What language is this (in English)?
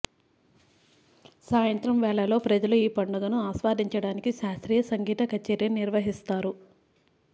Telugu